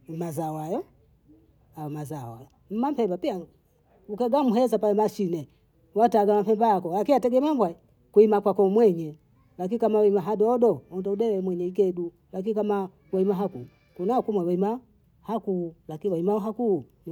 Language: Bondei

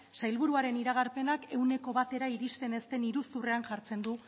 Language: Basque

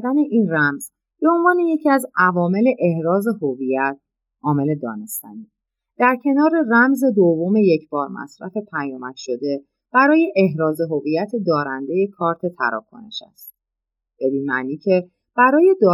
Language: Persian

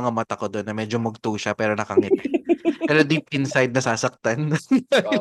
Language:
Filipino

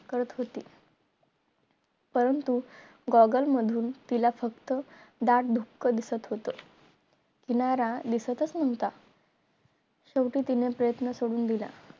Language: Marathi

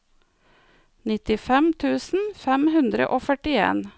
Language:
Norwegian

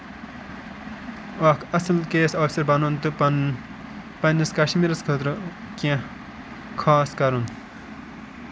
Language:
Kashmiri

